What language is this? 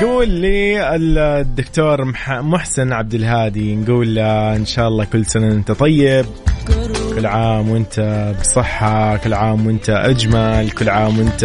Arabic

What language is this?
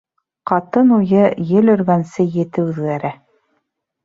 Bashkir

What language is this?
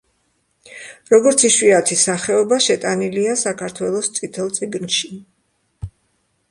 Georgian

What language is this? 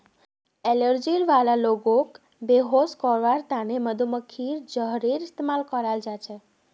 Magahi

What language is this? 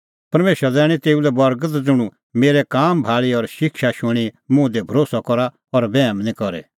Kullu Pahari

